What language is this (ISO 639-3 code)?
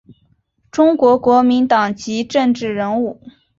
zho